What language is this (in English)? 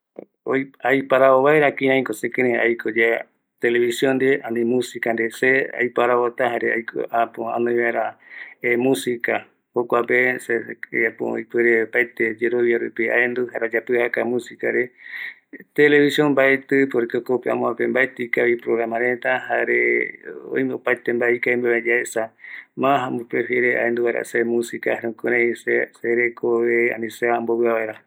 Eastern Bolivian Guaraní